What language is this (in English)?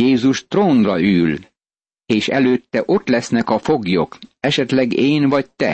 Hungarian